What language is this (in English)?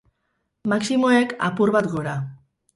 Basque